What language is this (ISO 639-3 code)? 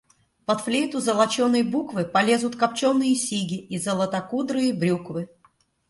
rus